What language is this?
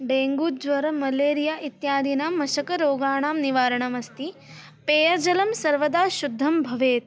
Sanskrit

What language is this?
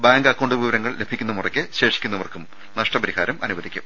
Malayalam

